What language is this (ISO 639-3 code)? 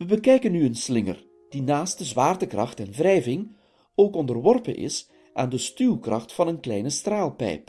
nld